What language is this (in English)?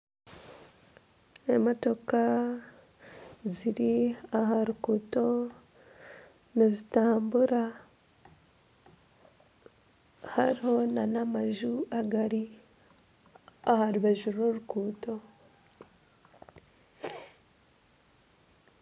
Nyankole